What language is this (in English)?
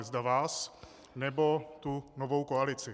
Czech